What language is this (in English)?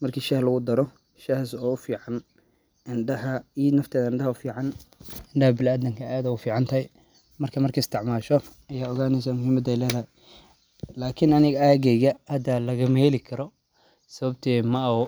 Somali